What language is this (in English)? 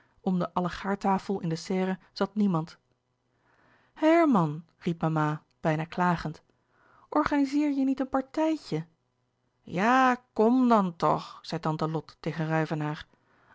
Dutch